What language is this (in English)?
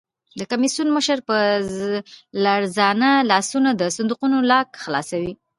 Pashto